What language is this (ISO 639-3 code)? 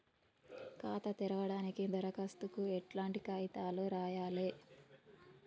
tel